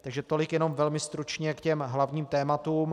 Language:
Czech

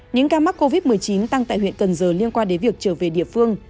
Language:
Vietnamese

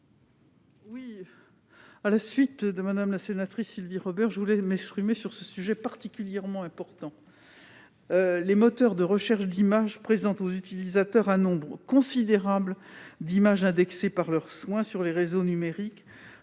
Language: French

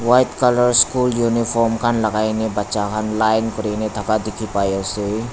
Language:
Naga Pidgin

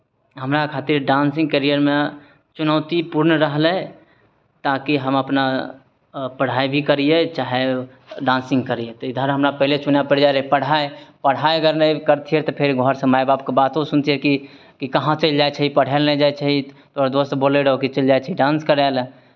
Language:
Maithili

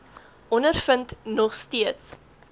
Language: Afrikaans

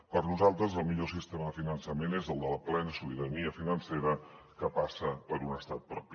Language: Catalan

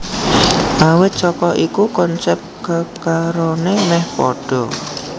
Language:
Javanese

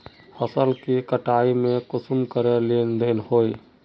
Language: Magahi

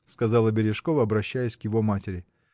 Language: Russian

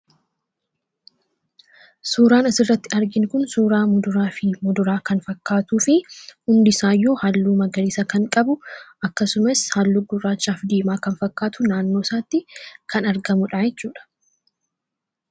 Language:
Oromo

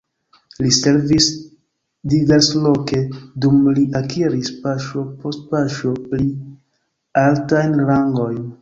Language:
Esperanto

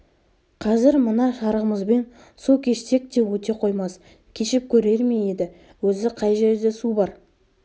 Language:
Kazakh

